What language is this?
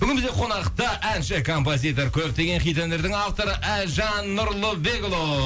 Kazakh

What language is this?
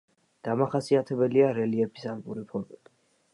Georgian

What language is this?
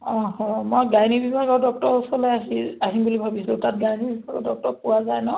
Assamese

